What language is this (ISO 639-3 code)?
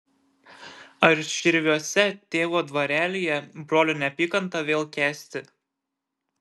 lit